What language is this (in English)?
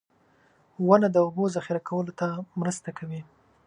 Pashto